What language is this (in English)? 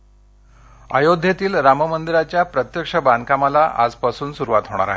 Marathi